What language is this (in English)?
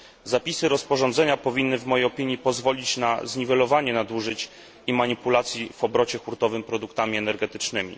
Polish